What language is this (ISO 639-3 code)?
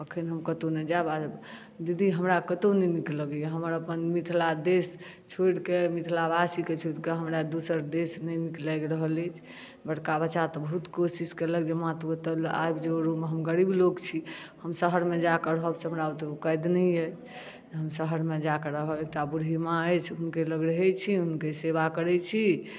mai